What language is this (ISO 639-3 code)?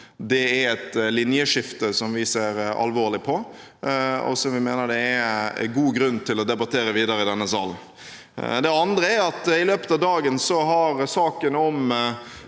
nor